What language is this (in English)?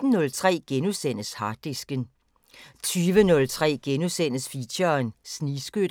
Danish